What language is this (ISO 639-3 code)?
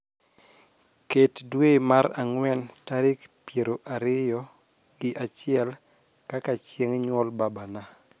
luo